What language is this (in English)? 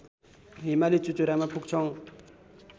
Nepali